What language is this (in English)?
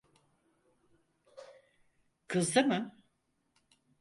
Turkish